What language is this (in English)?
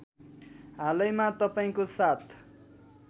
Nepali